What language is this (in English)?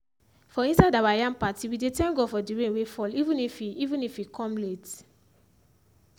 Nigerian Pidgin